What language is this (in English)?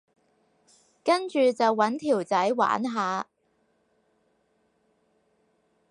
Cantonese